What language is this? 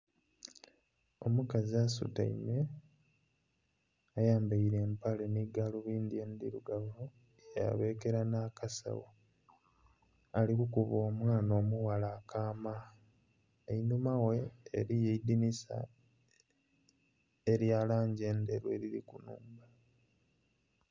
Soga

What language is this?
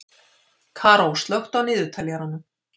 Icelandic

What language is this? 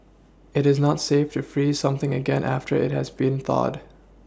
English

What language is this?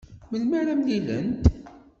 Kabyle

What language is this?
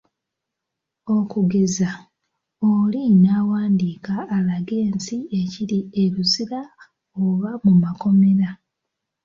Ganda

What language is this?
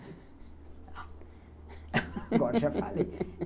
Portuguese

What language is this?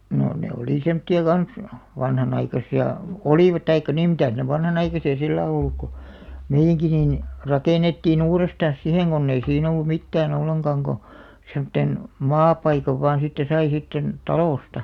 Finnish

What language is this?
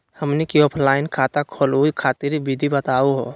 Magahi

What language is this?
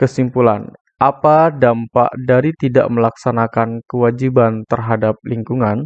Indonesian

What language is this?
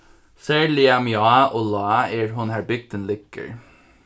Faroese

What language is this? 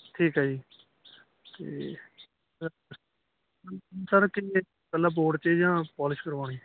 Punjabi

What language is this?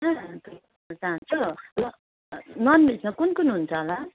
Nepali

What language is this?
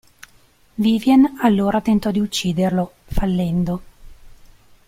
Italian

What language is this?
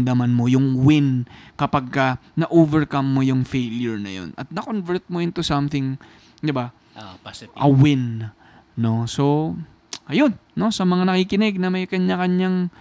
Filipino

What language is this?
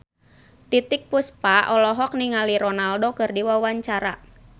Sundanese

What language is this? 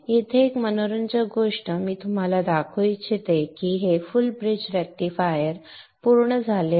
Marathi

